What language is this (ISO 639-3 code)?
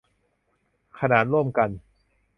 tha